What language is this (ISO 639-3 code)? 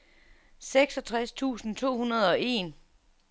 dan